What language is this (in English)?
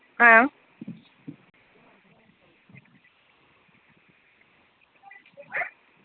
Dogri